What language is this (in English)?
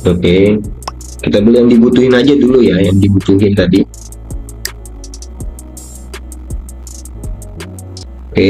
Indonesian